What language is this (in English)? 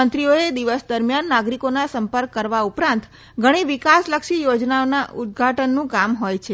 Gujarati